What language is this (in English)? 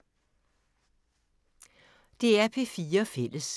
Danish